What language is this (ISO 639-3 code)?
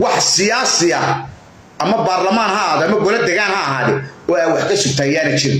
ara